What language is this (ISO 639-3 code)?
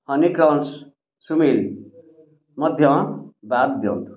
ori